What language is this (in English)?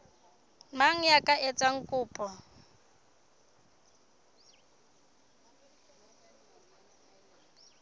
Southern Sotho